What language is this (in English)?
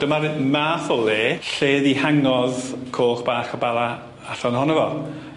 Welsh